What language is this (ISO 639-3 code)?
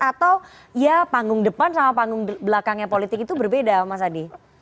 ind